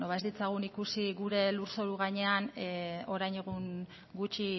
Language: Basque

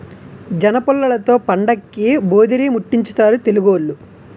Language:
Telugu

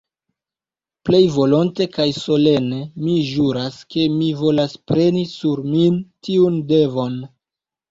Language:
Esperanto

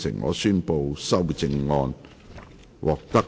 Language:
Cantonese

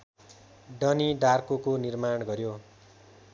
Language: Nepali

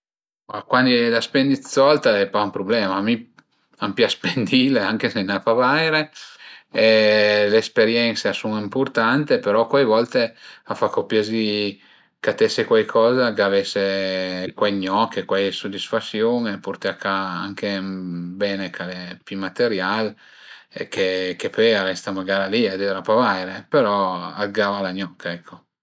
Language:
Piedmontese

